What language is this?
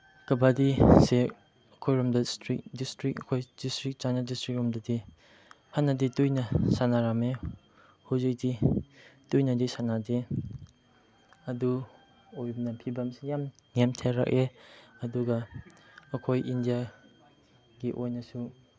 Manipuri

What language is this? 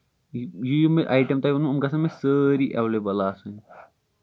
Kashmiri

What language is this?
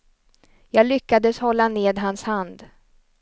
Swedish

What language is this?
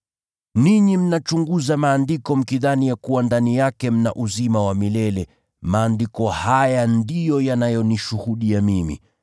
Swahili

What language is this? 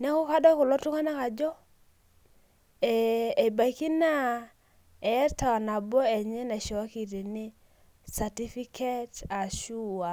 Masai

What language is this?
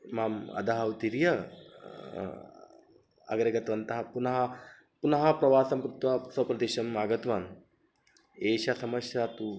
Sanskrit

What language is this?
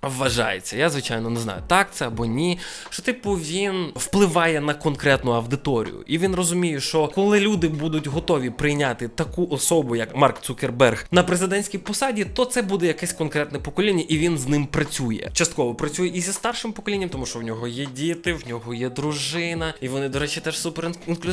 Ukrainian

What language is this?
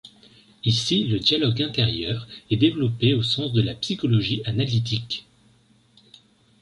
French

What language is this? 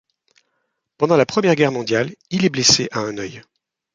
French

